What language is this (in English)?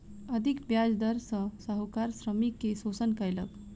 Maithili